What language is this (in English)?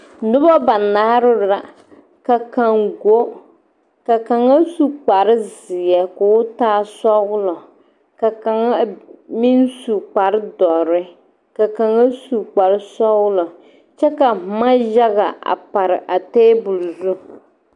Southern Dagaare